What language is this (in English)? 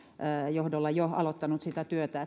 Finnish